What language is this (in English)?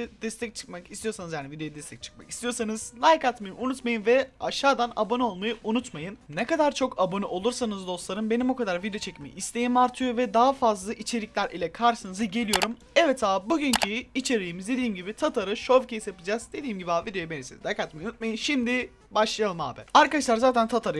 Turkish